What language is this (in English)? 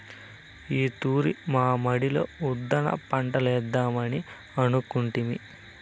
Telugu